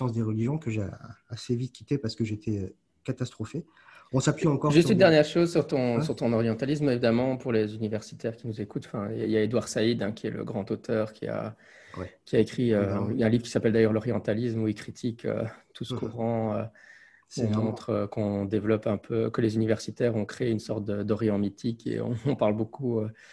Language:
French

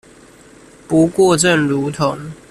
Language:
Chinese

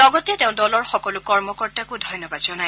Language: Assamese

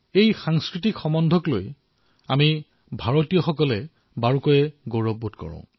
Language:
Assamese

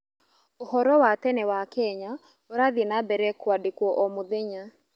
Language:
Kikuyu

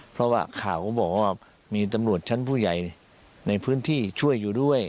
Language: Thai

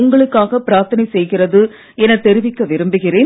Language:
Tamil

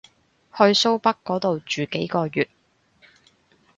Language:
Cantonese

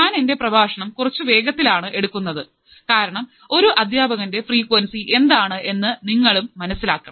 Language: Malayalam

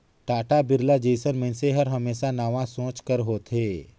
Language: Chhattisgarhi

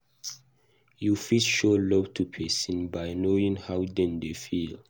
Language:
Nigerian Pidgin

